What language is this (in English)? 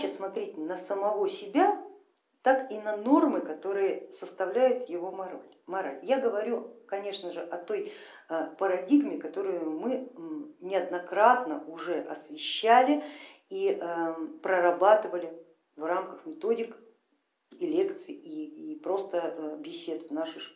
Russian